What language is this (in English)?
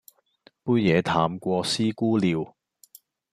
Cantonese